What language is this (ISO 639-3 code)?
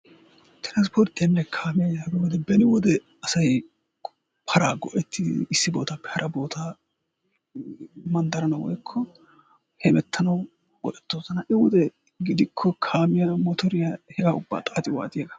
wal